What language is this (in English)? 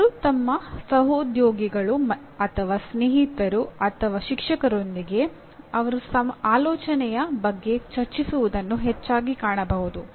Kannada